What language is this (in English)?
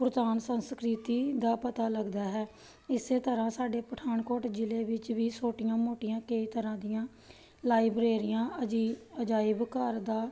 Punjabi